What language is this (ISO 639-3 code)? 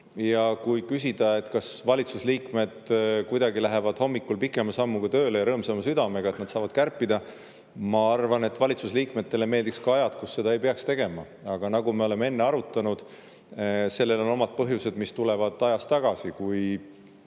est